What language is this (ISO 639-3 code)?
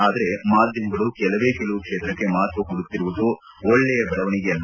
kan